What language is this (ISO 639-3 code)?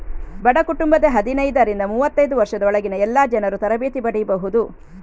kan